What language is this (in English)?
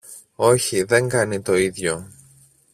Greek